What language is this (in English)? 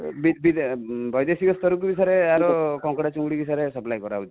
Odia